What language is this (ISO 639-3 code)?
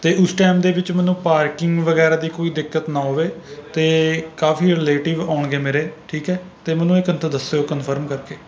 pan